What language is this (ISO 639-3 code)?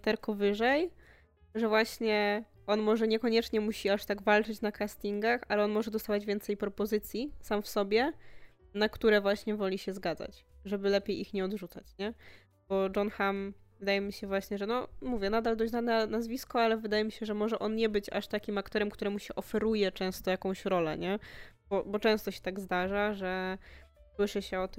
pol